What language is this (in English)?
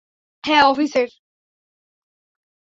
Bangla